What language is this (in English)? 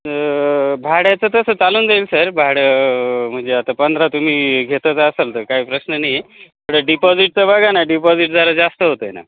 Marathi